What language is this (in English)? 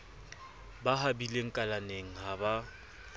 Southern Sotho